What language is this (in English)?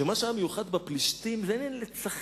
Hebrew